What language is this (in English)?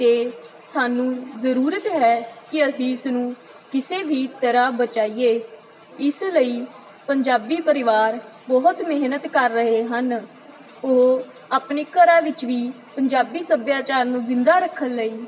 Punjabi